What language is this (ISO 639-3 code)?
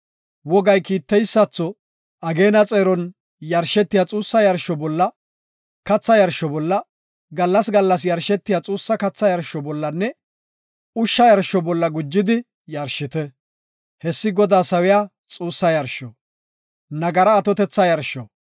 gof